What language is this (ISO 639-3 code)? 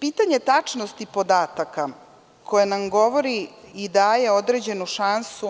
srp